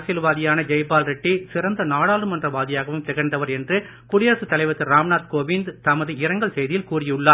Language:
Tamil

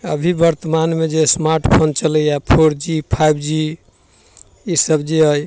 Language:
Maithili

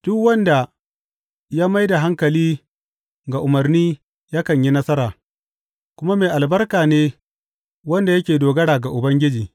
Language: Hausa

